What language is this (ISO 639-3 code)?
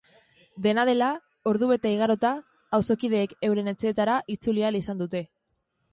eus